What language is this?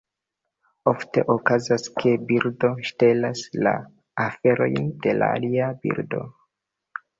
Esperanto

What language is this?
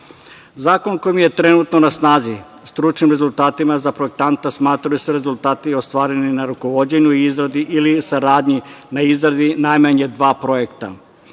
Serbian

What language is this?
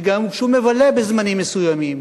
Hebrew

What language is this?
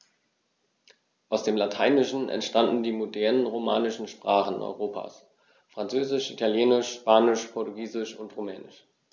German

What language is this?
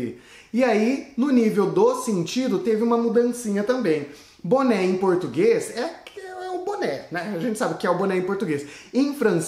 Portuguese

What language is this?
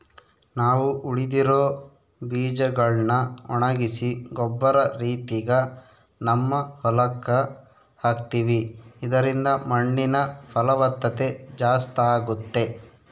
Kannada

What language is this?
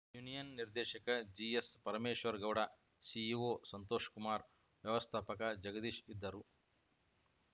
Kannada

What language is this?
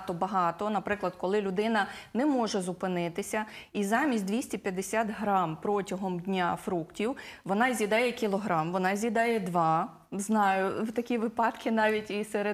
Ukrainian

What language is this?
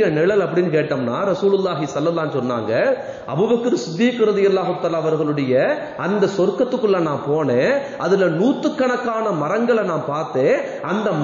Arabic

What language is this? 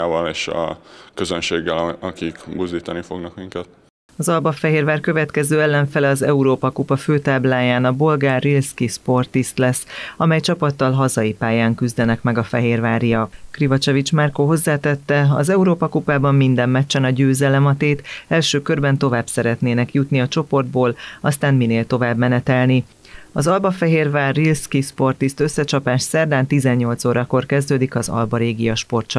Hungarian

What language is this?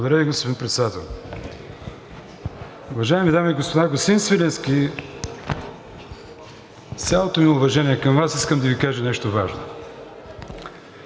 Bulgarian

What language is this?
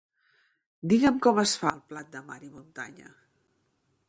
Catalan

